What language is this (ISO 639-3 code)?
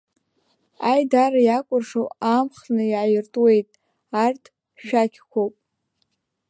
abk